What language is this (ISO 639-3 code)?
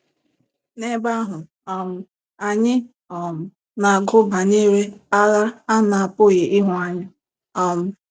ibo